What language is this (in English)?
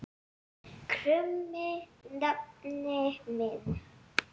Icelandic